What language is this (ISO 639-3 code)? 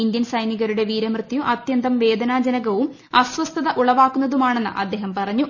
mal